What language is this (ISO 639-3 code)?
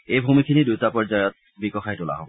asm